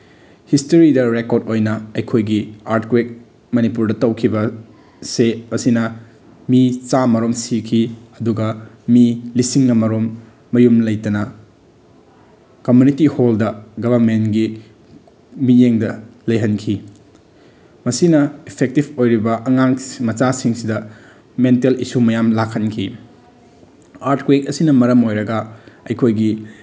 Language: Manipuri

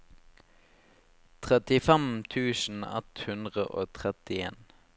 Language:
Norwegian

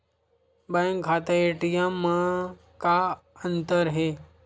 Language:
Chhattisgarhi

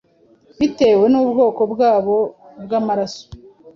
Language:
Kinyarwanda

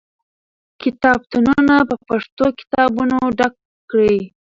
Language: Pashto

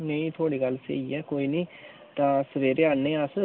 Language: Dogri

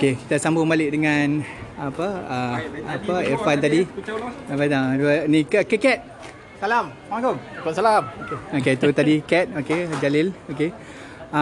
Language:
Malay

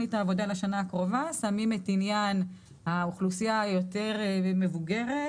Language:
Hebrew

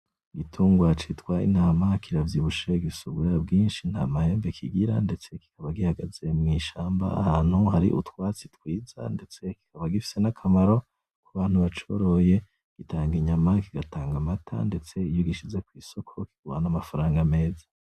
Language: Rundi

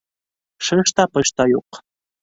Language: Bashkir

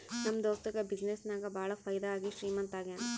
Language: Kannada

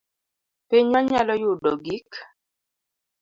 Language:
Luo (Kenya and Tanzania)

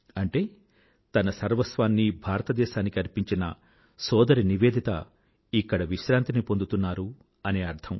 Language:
Telugu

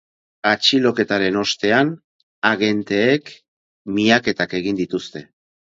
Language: Basque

